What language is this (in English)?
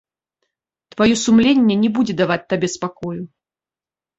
Belarusian